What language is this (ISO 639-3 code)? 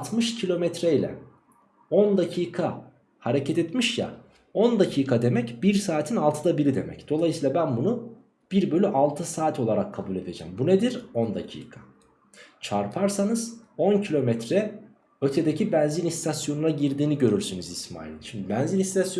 tur